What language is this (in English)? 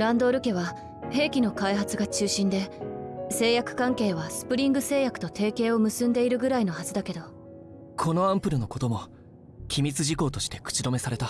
Japanese